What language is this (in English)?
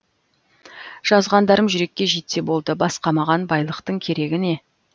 Kazakh